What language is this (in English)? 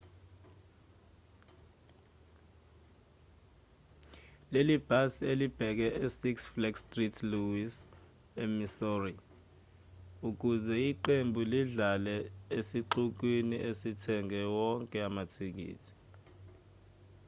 Zulu